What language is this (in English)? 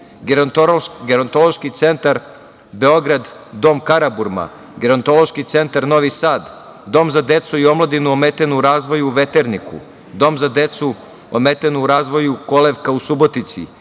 Serbian